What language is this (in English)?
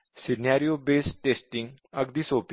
Marathi